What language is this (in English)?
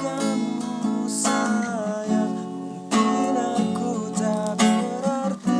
Indonesian